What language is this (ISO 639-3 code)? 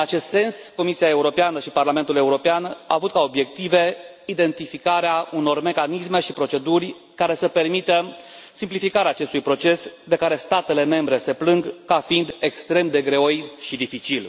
ron